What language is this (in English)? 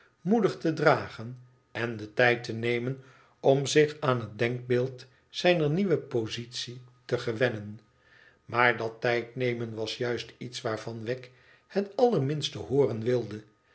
Dutch